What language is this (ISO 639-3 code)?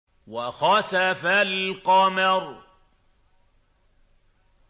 ara